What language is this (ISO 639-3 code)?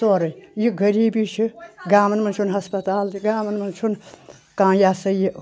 kas